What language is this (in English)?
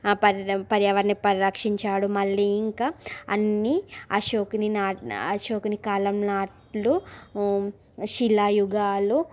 Telugu